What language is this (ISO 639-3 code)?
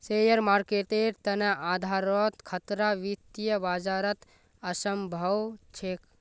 mag